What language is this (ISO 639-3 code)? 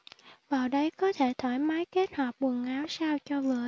vie